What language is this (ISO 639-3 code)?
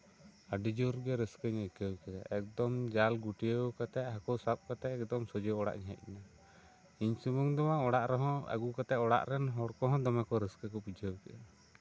sat